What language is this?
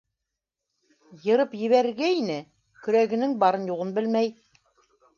Bashkir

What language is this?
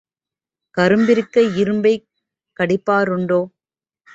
Tamil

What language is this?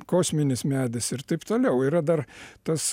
Lithuanian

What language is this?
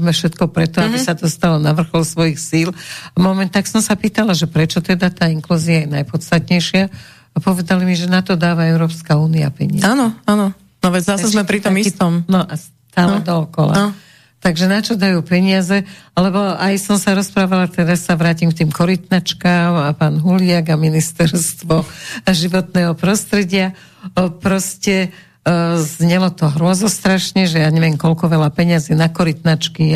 Slovak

